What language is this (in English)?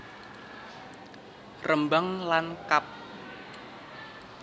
Javanese